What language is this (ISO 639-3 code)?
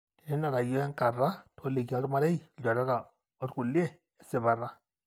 mas